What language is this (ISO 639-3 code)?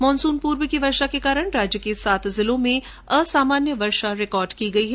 hin